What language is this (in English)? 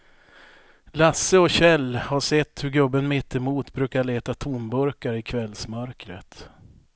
Swedish